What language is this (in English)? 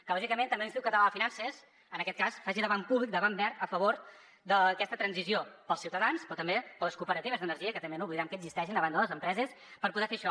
Catalan